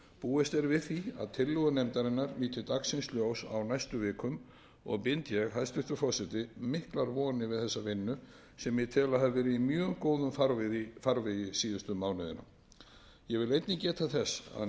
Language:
Icelandic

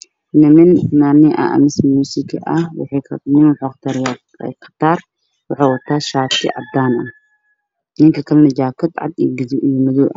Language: Somali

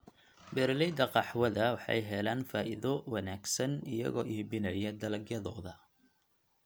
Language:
Somali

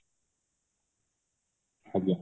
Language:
Odia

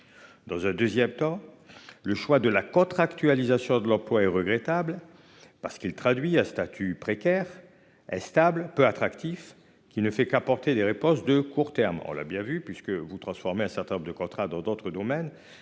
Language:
French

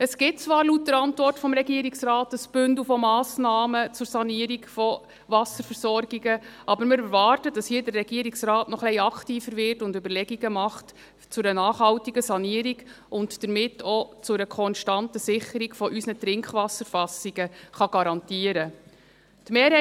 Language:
Swiss German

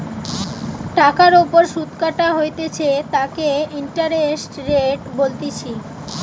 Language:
Bangla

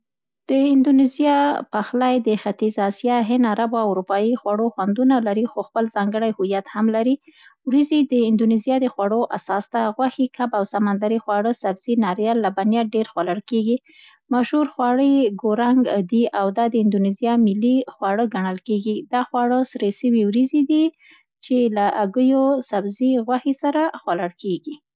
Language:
Central Pashto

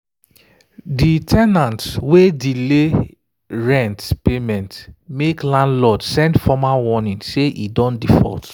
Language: Nigerian Pidgin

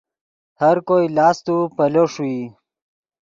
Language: Yidgha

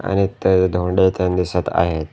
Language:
Marathi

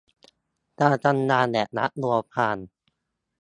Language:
Thai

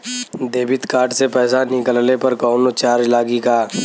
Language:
Bhojpuri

